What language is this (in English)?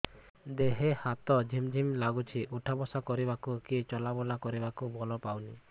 Odia